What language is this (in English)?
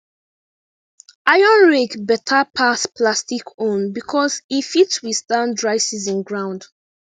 Nigerian Pidgin